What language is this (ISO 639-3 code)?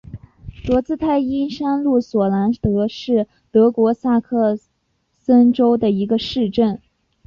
zho